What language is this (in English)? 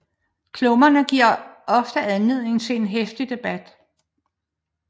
Danish